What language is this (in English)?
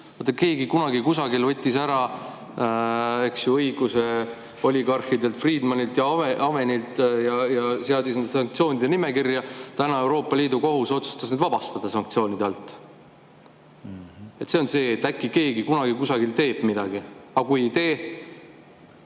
Estonian